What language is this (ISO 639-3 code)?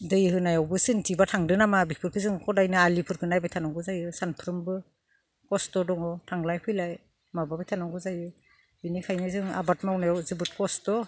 brx